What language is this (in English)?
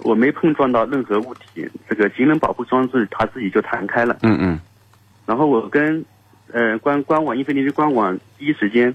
Chinese